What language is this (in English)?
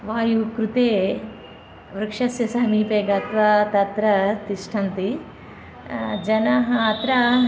Sanskrit